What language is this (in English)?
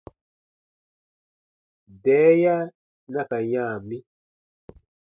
Baatonum